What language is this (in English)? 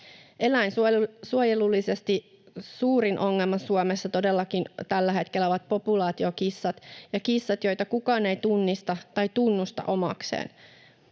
Finnish